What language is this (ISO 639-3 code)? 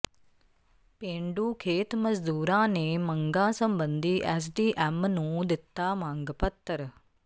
pan